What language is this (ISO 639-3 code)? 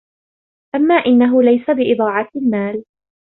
ara